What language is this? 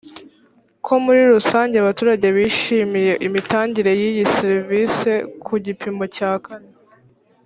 Kinyarwanda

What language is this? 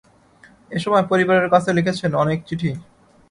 Bangla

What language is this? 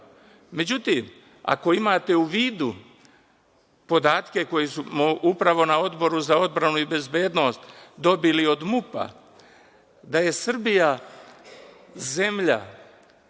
Serbian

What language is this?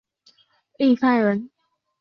Chinese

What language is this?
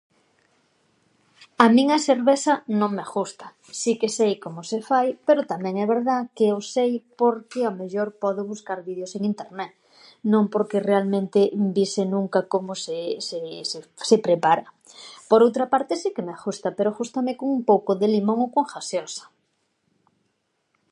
Galician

